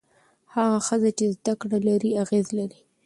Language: Pashto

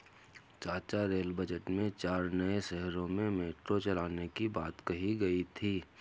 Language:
Hindi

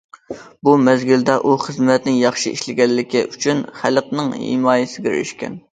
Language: Uyghur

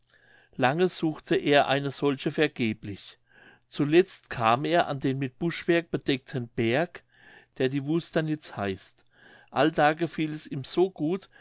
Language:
German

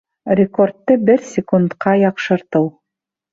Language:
Bashkir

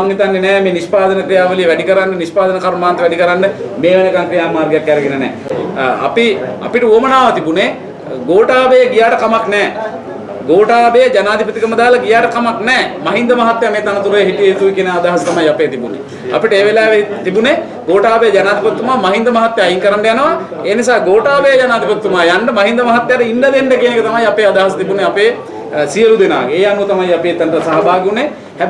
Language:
Sinhala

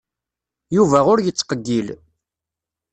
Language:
Kabyle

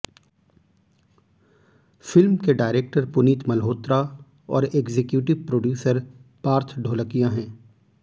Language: Hindi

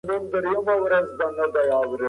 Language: Pashto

